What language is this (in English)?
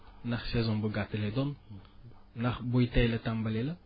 Wolof